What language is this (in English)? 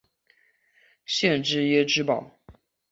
Chinese